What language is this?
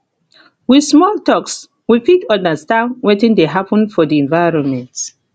Nigerian Pidgin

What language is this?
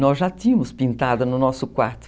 Portuguese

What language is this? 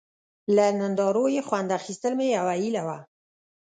Pashto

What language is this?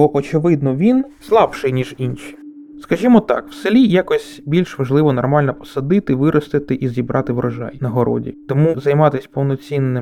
Ukrainian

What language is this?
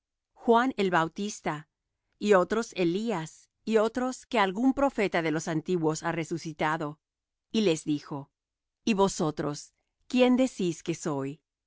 Spanish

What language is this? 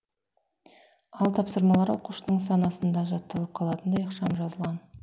Kazakh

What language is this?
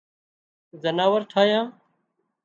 Wadiyara Koli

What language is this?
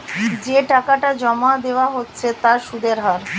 Bangla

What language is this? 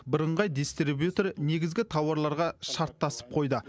Kazakh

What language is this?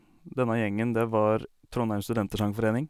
Norwegian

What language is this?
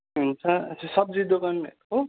Nepali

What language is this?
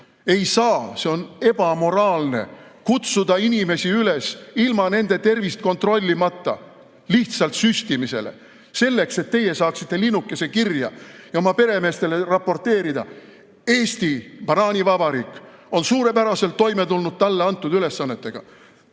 Estonian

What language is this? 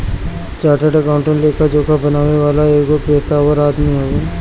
Bhojpuri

